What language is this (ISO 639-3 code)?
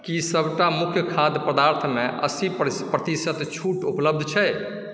mai